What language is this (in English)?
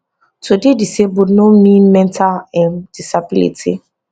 Nigerian Pidgin